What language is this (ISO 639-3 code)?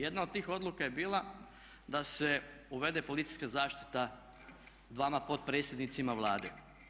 hrv